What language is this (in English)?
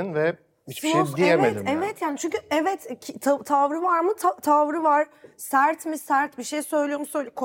Turkish